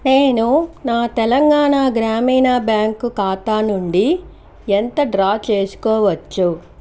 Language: Telugu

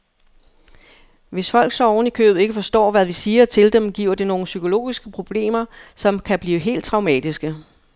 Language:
Danish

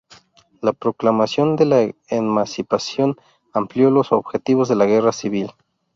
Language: Spanish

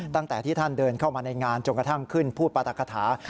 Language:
Thai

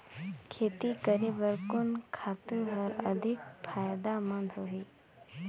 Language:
Chhattisgarhi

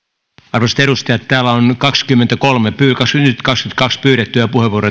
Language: Finnish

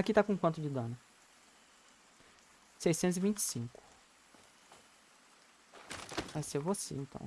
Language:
Portuguese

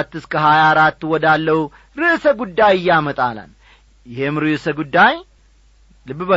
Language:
Amharic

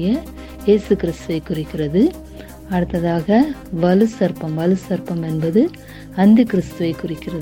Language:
Tamil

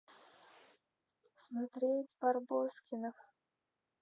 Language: Russian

